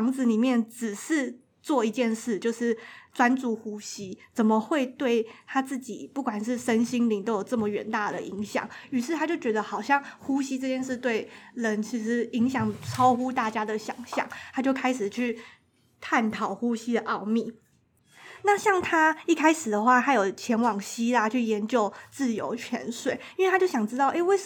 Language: Chinese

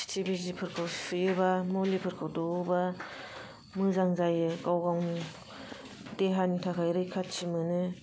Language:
Bodo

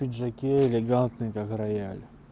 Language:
Russian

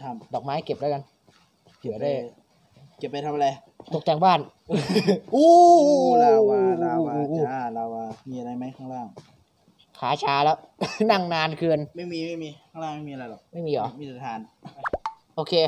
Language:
Thai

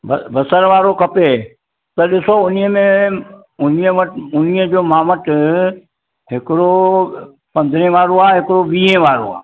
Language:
Sindhi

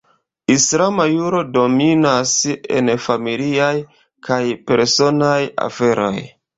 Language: Esperanto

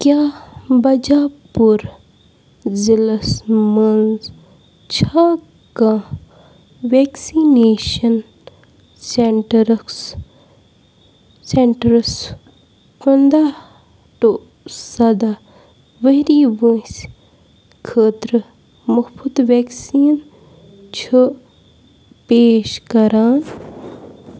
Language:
Kashmiri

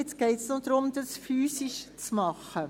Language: Swiss German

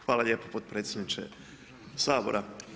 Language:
Croatian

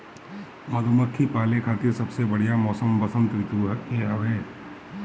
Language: Bhojpuri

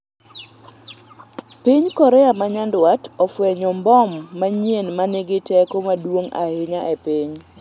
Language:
Luo (Kenya and Tanzania)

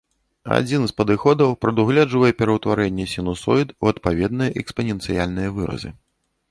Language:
Belarusian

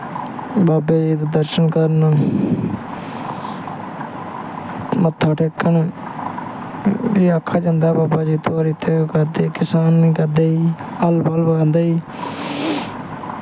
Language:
Dogri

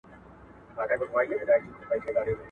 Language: Pashto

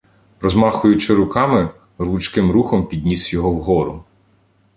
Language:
Ukrainian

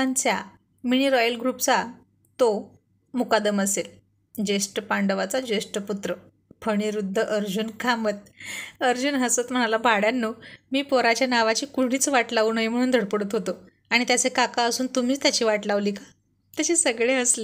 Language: Marathi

